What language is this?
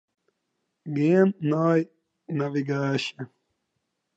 Western Frisian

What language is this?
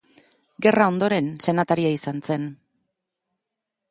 Basque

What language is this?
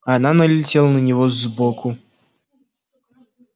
Russian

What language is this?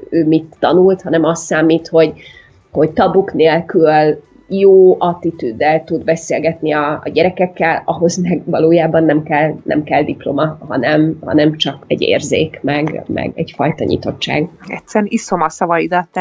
Hungarian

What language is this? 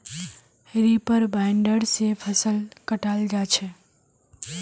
Magahi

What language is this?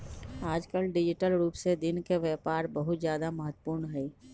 Magahi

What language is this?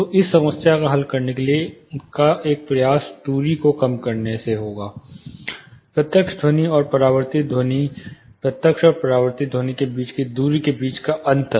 Hindi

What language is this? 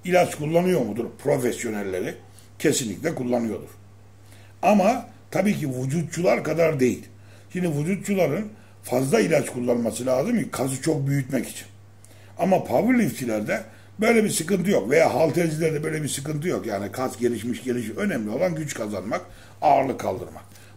Turkish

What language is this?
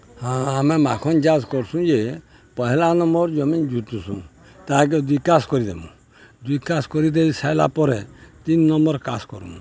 Odia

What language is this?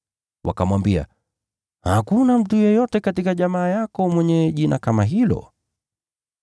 Swahili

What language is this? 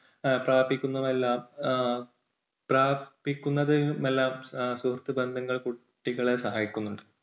Malayalam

